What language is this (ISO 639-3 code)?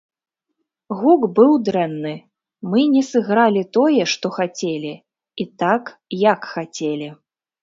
bel